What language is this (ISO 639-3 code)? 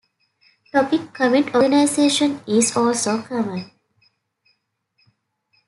eng